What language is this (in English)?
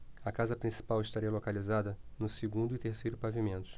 Portuguese